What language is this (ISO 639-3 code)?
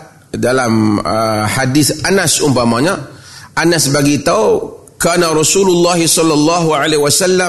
msa